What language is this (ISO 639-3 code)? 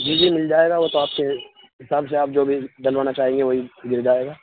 urd